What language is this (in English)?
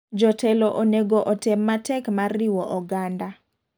Luo (Kenya and Tanzania)